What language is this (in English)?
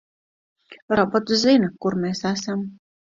Latvian